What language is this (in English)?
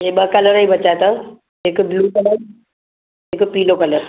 Sindhi